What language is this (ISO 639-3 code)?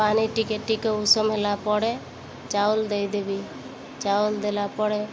ori